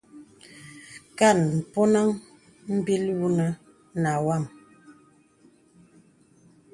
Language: Bebele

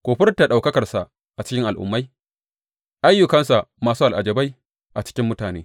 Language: Hausa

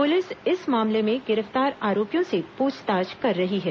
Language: Hindi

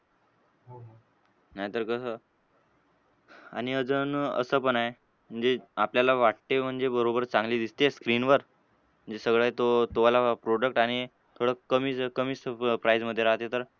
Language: Marathi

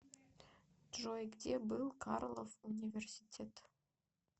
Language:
Russian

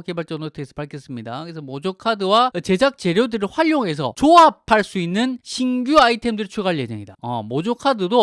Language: Korean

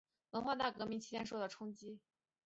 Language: Chinese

